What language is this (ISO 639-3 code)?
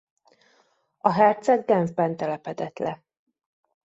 hun